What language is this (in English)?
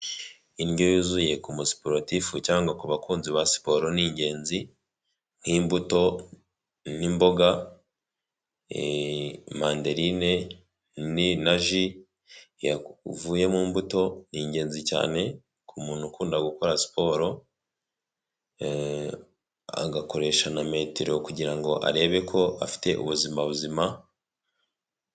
Kinyarwanda